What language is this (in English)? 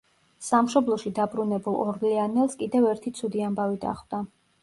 Georgian